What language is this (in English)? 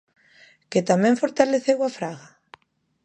Galician